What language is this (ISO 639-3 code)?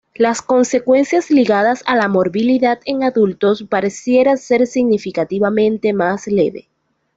spa